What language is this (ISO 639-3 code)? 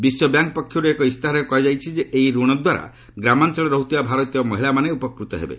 ori